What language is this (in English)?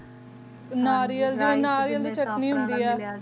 Punjabi